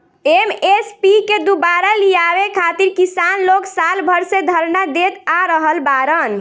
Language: Bhojpuri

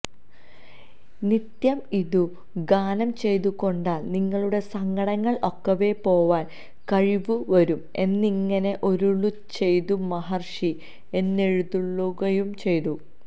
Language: Malayalam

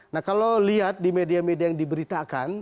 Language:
Indonesian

